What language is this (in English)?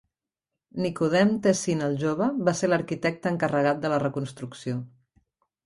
Catalan